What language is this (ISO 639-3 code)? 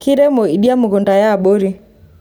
mas